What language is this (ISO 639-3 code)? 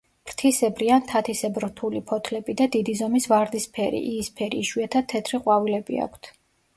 kat